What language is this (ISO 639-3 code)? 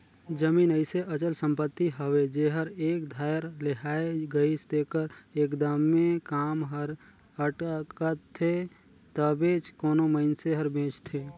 hne